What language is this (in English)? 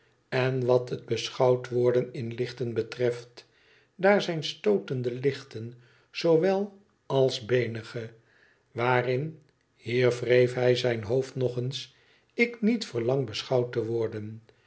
Dutch